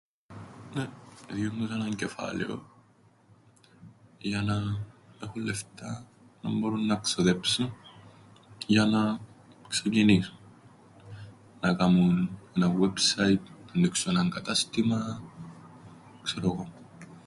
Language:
Greek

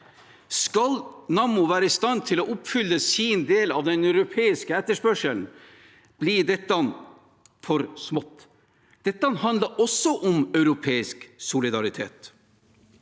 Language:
Norwegian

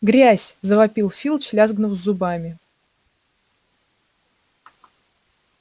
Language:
Russian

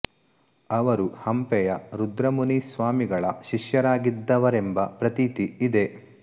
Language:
Kannada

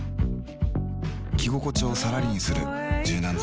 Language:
Japanese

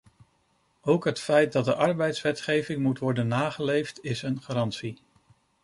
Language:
Dutch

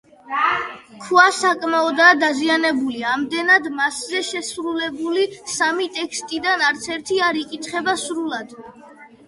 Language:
Georgian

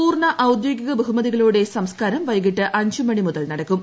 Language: Malayalam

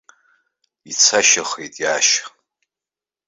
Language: Abkhazian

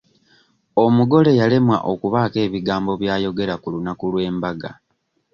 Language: Ganda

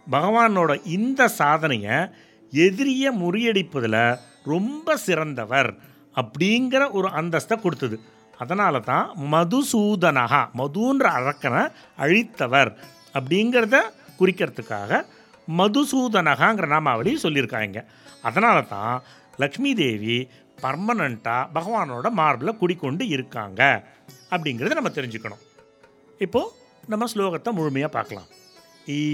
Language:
Tamil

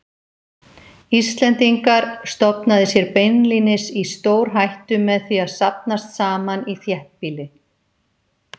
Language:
Icelandic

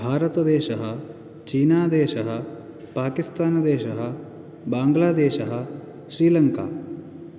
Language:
Sanskrit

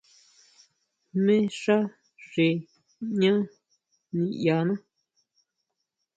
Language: Huautla Mazatec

